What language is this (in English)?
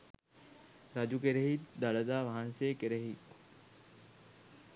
Sinhala